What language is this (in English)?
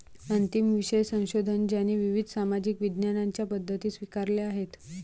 Marathi